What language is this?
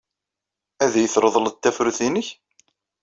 Kabyle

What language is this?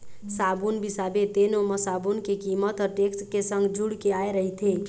Chhattisgarhi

